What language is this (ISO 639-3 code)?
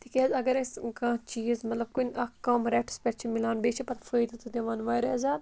kas